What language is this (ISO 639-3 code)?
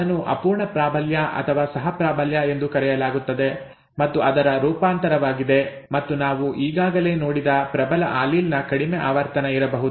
kan